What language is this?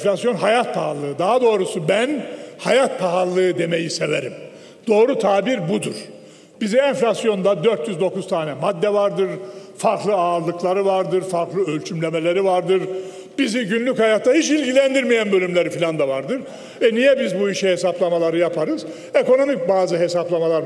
Turkish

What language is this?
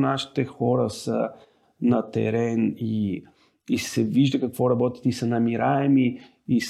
Bulgarian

